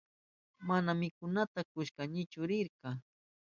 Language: Southern Pastaza Quechua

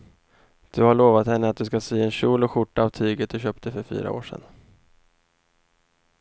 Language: Swedish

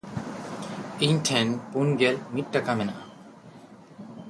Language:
Santali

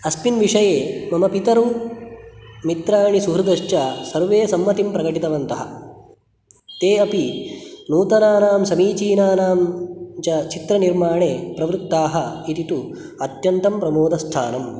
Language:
Sanskrit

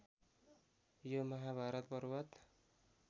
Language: Nepali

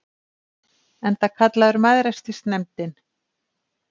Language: Icelandic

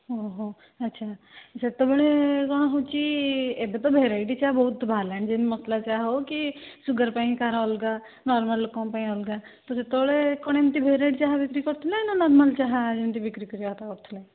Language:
Odia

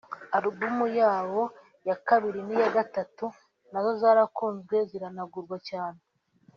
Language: Kinyarwanda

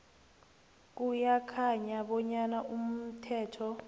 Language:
South Ndebele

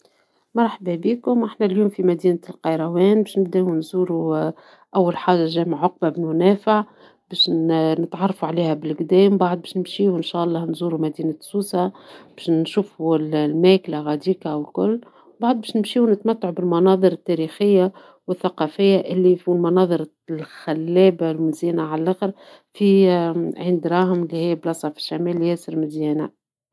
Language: Tunisian Arabic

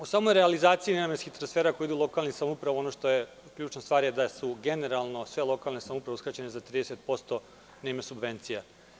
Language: Serbian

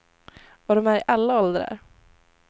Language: Swedish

